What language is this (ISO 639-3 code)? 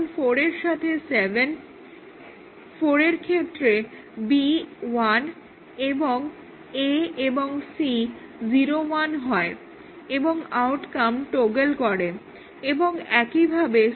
ben